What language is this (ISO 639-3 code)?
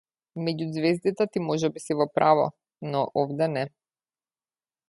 mkd